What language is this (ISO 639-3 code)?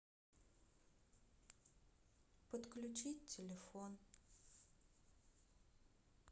rus